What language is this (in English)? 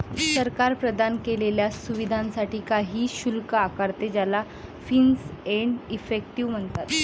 Marathi